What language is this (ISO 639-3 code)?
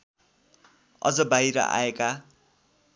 nep